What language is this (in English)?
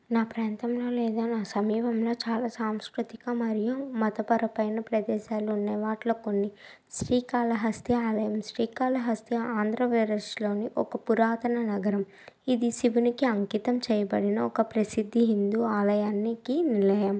Telugu